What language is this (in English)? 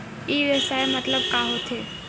Chhattisgarhi